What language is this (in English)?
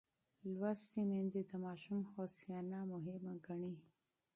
Pashto